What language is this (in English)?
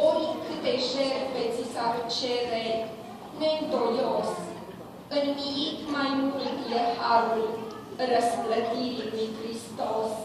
Romanian